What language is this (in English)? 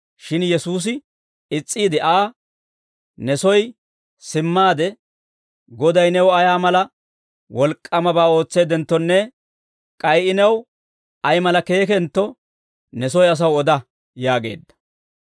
Dawro